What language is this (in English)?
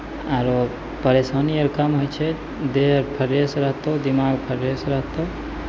Maithili